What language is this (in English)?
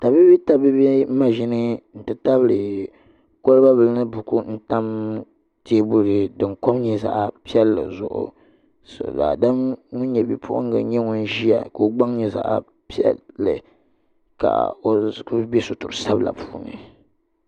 Dagbani